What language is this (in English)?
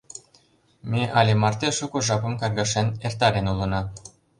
Mari